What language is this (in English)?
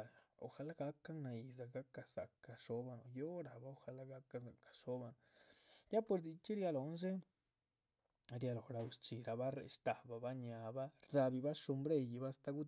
Chichicapan Zapotec